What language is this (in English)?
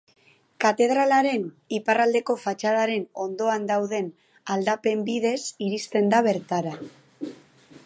Basque